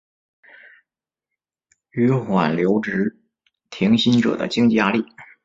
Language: Chinese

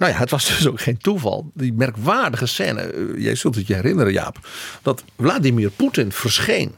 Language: Dutch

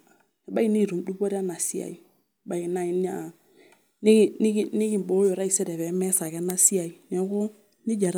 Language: Masai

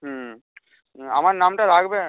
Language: Bangla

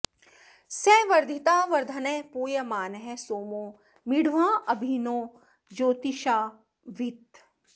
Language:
Sanskrit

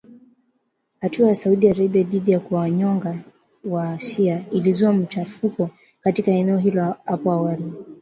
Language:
Swahili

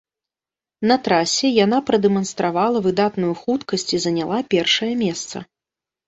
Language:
Belarusian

